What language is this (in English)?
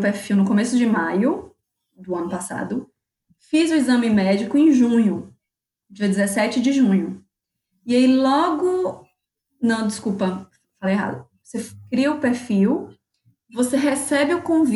Portuguese